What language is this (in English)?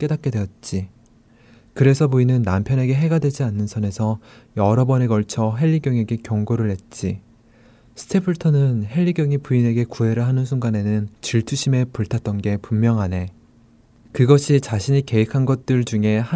Korean